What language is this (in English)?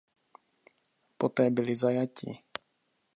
Czech